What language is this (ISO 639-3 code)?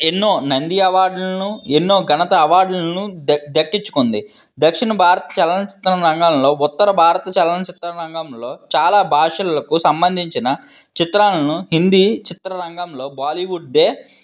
tel